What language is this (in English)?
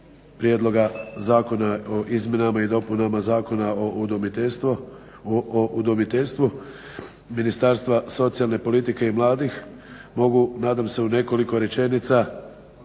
Croatian